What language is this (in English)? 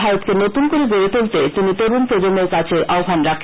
Bangla